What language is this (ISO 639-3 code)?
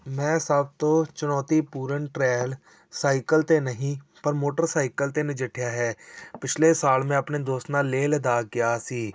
pan